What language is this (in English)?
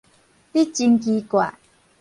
Min Nan Chinese